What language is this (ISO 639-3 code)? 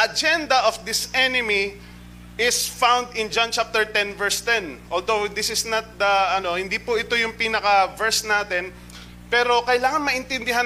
fil